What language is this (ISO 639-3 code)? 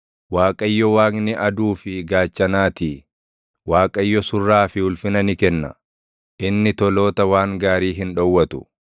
orm